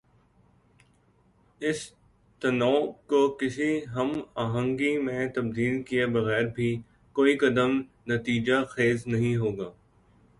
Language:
Urdu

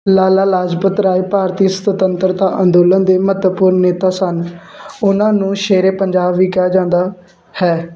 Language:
Punjabi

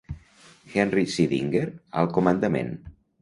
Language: Catalan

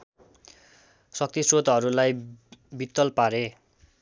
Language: Nepali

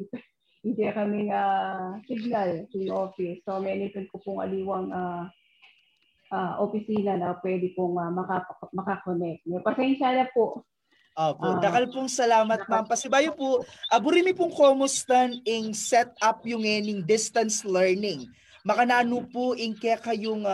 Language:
Filipino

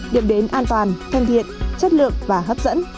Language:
Vietnamese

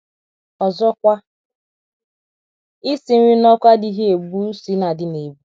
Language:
Igbo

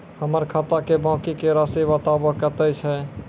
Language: Maithili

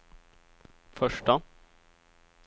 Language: Swedish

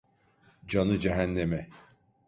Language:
Turkish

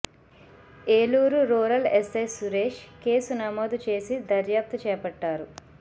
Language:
Telugu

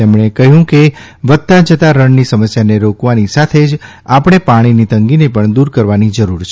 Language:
Gujarati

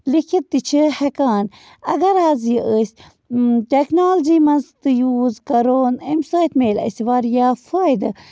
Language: Kashmiri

